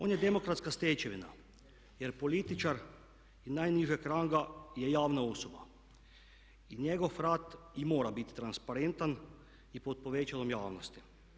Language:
Croatian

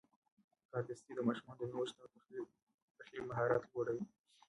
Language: Pashto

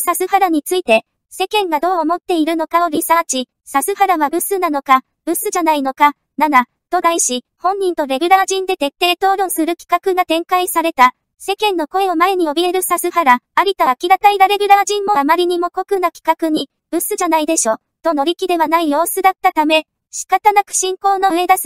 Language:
Japanese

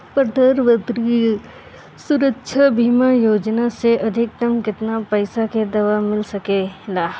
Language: Bhojpuri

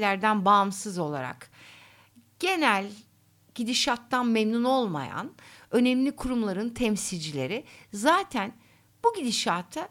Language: Turkish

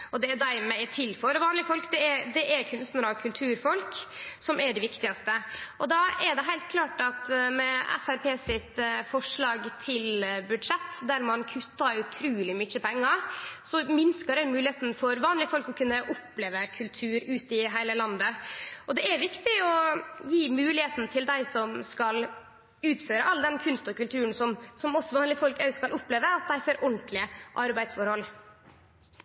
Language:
Norwegian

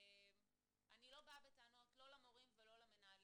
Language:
Hebrew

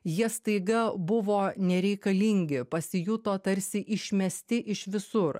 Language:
Lithuanian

